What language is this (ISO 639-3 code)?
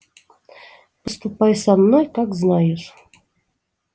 rus